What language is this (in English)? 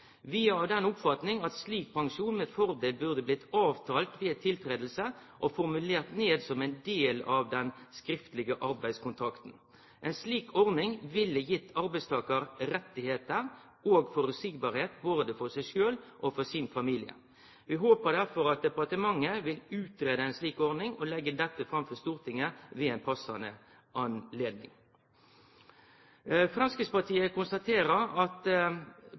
Norwegian Nynorsk